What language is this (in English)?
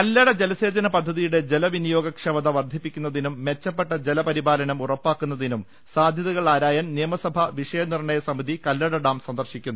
Malayalam